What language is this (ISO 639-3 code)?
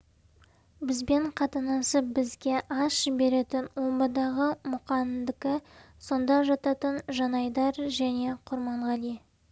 kaz